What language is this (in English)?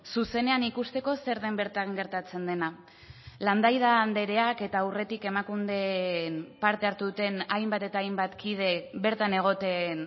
Basque